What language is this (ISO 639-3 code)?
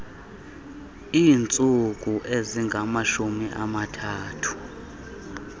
xho